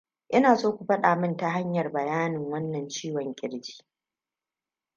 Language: Hausa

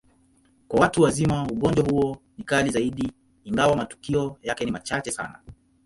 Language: Swahili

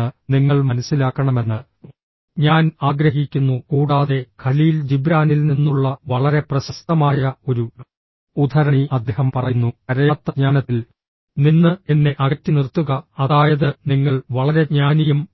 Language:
Malayalam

